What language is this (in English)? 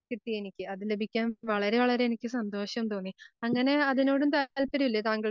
Malayalam